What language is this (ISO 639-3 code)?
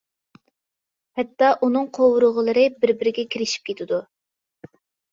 uig